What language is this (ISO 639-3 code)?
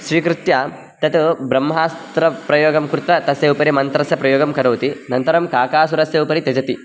san